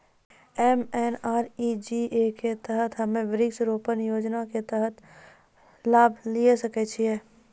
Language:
Maithili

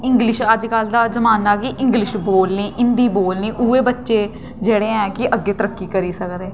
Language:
Dogri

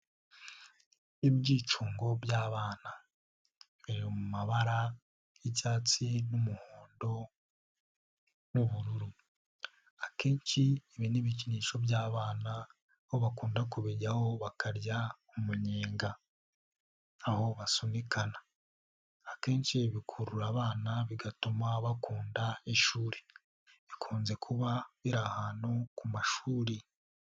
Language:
Kinyarwanda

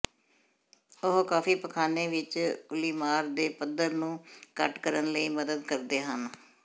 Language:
Punjabi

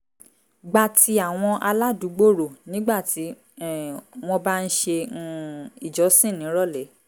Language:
Yoruba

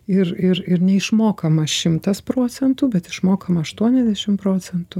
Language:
Lithuanian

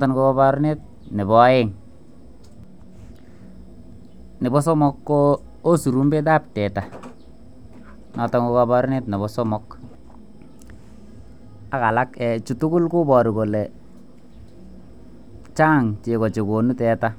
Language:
Kalenjin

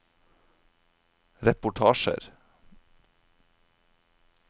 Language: Norwegian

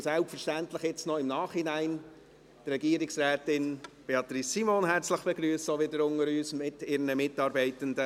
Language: Swiss German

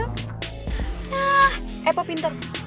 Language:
Indonesian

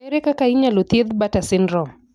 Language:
Luo (Kenya and Tanzania)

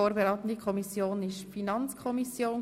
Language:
Swiss German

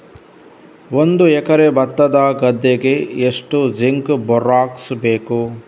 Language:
Kannada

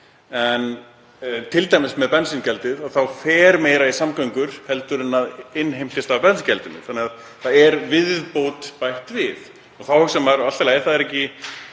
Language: Icelandic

